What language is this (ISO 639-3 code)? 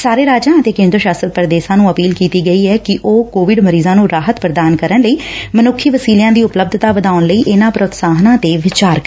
pan